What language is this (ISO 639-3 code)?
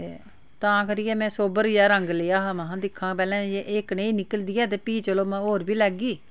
doi